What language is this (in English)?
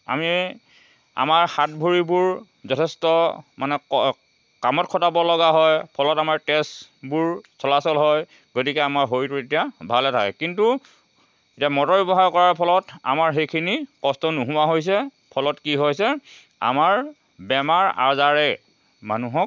Assamese